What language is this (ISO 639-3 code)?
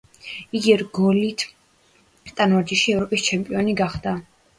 kat